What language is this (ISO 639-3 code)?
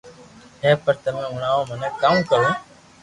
lrk